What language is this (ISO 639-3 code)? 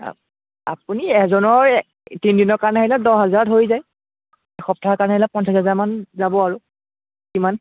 asm